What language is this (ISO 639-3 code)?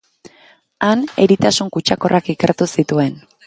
eus